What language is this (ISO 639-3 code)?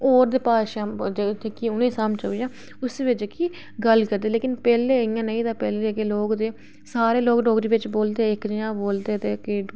doi